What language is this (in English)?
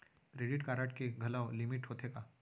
Chhattisgarhi